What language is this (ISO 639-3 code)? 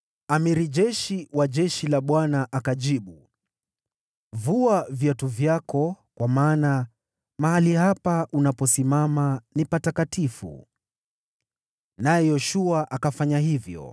swa